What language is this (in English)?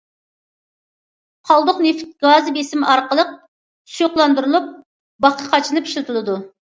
Uyghur